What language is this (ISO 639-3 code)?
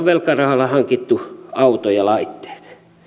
fin